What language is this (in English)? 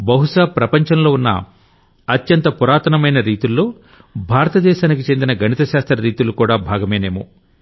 Telugu